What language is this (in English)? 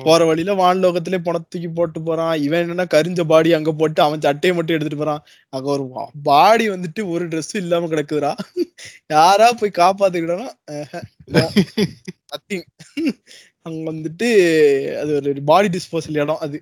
Tamil